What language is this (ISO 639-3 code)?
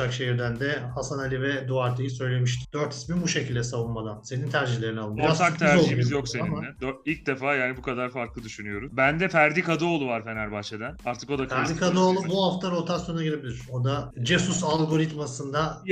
tur